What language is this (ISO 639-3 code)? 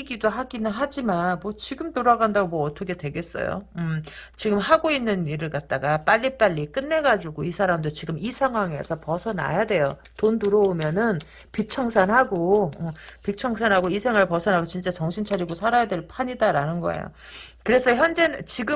kor